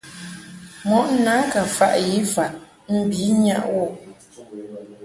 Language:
Mungaka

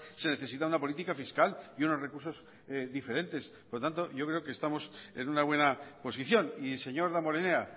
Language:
Spanish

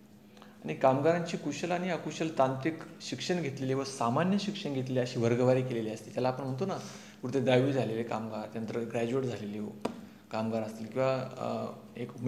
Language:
Marathi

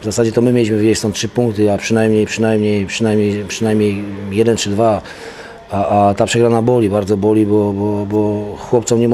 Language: Polish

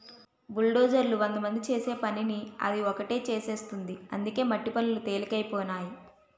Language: Telugu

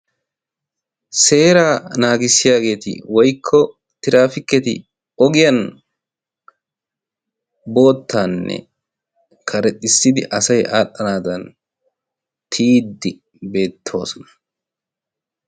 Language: Wolaytta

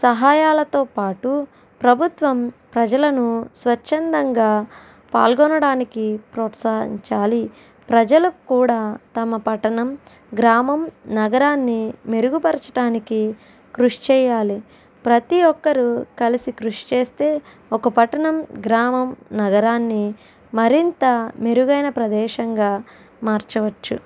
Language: Telugu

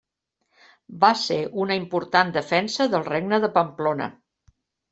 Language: Catalan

